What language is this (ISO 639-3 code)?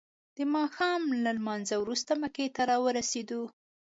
pus